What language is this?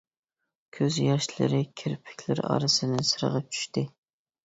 Uyghur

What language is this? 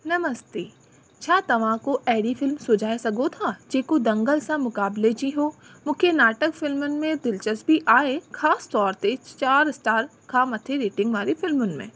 Sindhi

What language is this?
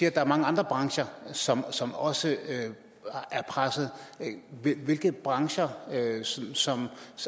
Danish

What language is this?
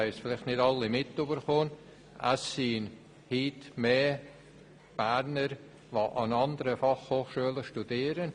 Swiss German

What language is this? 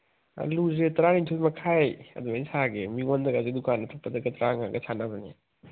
Manipuri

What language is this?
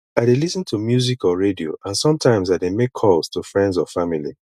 Nigerian Pidgin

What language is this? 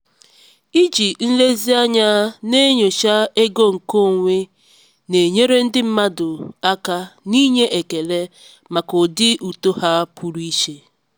Igbo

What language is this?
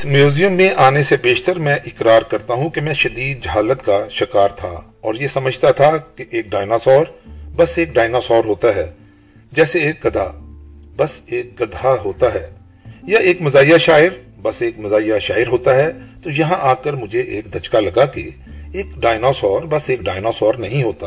Urdu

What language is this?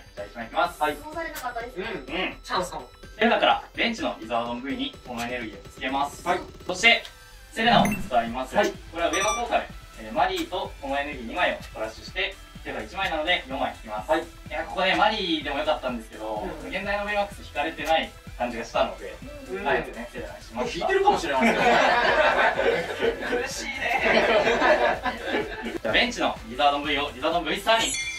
Japanese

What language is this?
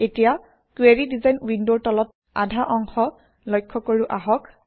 Assamese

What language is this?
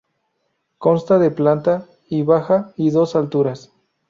Spanish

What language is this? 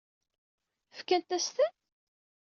Kabyle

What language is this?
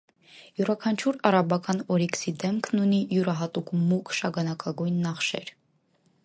Armenian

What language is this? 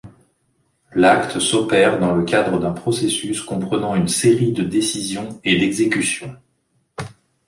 French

